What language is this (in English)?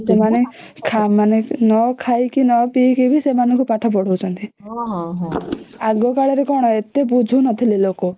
Odia